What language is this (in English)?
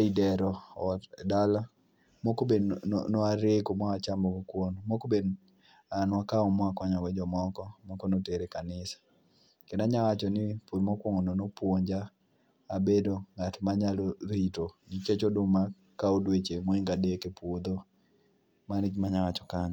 Luo (Kenya and Tanzania)